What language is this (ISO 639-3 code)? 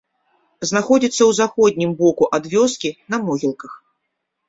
bel